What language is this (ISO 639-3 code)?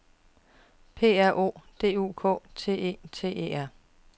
dan